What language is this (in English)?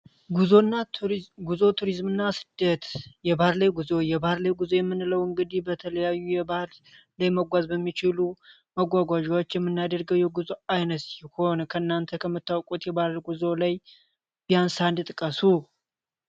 Amharic